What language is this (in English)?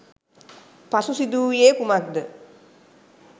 Sinhala